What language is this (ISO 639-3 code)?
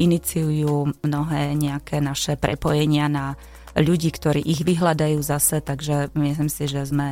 slk